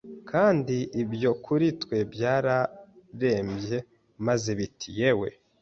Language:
Kinyarwanda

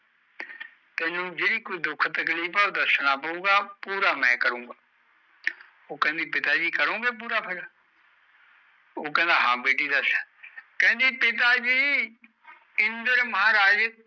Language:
Punjabi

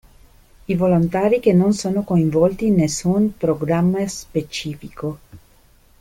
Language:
Italian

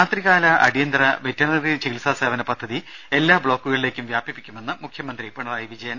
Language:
Malayalam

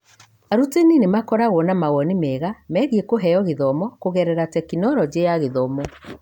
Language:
Kikuyu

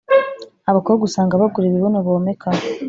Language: Kinyarwanda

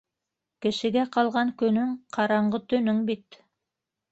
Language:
Bashkir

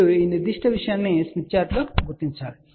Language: Telugu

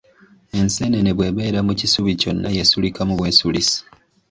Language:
Ganda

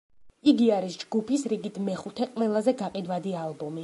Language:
Georgian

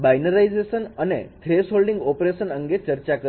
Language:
Gujarati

